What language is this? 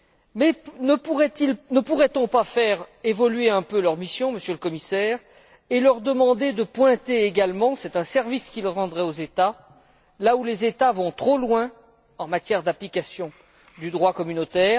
French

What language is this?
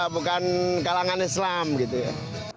Indonesian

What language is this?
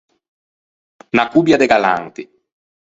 Ligurian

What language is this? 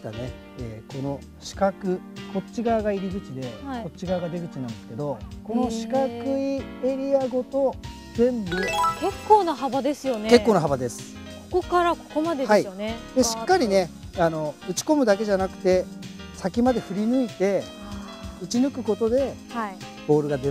Japanese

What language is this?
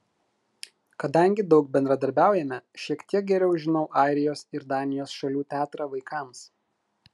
Lithuanian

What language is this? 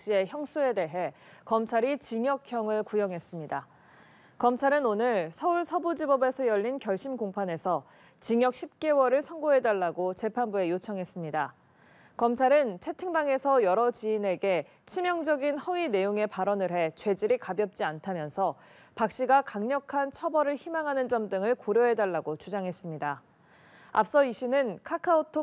Korean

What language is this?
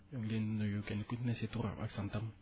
Wolof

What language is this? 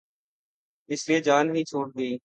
Urdu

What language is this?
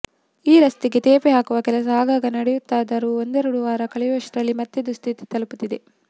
Kannada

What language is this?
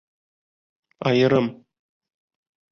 Bashkir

